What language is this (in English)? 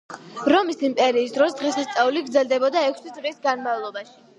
Georgian